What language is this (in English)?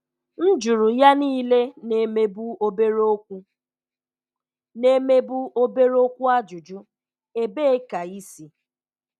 Igbo